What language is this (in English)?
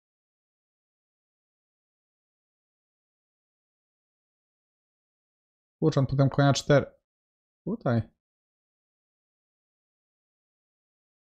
Polish